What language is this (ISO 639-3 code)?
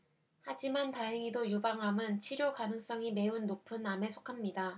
kor